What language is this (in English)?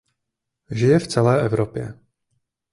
Czech